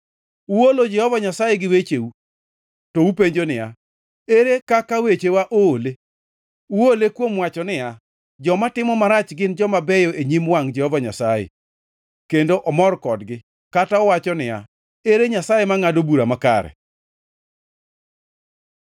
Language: Luo (Kenya and Tanzania)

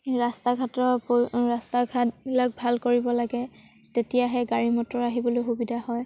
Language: Assamese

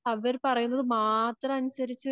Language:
Malayalam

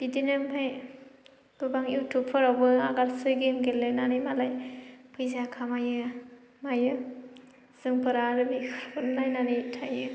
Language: Bodo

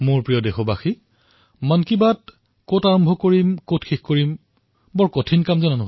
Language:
Assamese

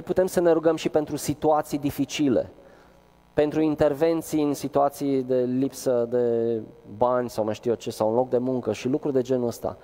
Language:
Romanian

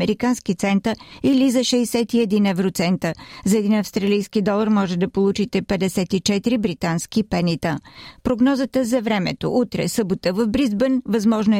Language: Bulgarian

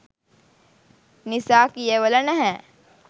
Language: Sinhala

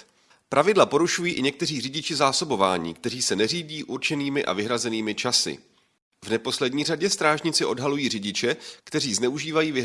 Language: Czech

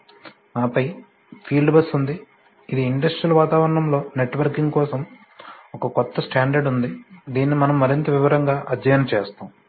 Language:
Telugu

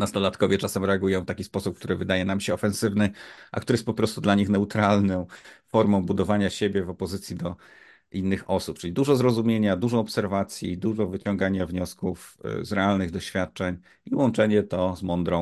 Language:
Polish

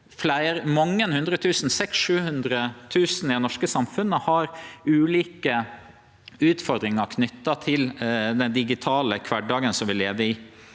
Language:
Norwegian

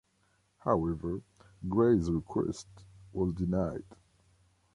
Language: English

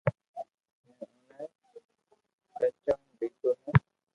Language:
Loarki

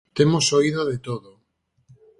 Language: Galician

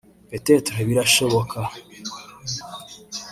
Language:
Kinyarwanda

